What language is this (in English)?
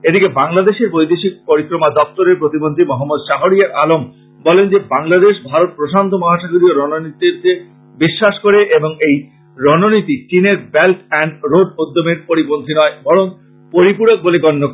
Bangla